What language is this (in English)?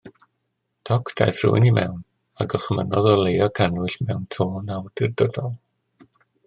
Welsh